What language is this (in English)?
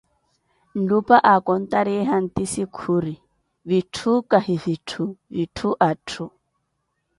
Koti